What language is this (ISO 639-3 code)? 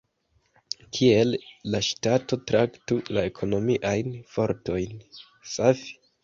epo